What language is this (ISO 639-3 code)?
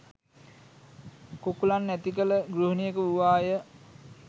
sin